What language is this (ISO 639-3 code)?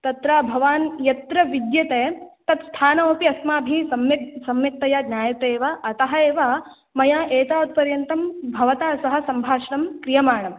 san